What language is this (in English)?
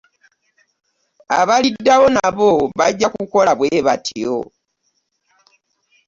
Ganda